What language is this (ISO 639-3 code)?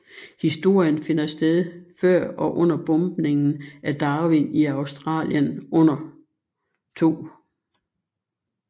dan